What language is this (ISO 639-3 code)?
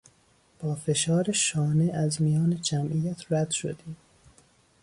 fas